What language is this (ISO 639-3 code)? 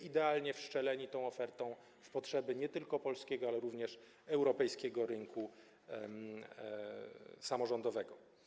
pol